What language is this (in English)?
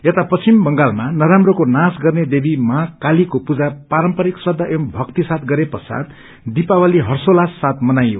Nepali